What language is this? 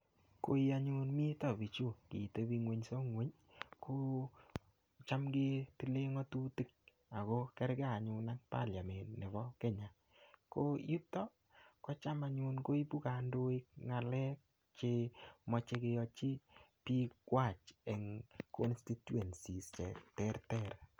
Kalenjin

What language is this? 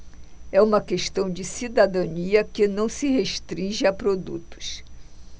Portuguese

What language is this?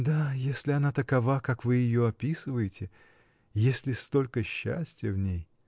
Russian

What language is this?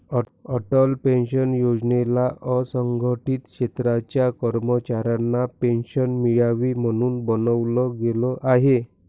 Marathi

